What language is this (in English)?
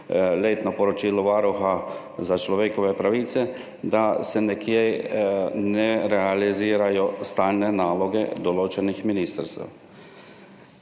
Slovenian